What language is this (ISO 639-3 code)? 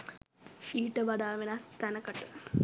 sin